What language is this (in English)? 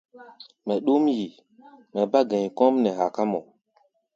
Gbaya